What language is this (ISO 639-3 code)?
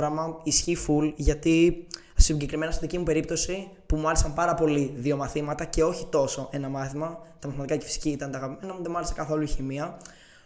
ell